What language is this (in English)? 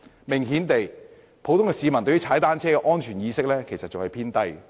Cantonese